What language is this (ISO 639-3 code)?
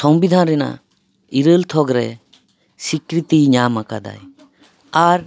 sat